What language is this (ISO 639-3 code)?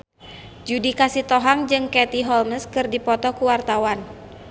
sun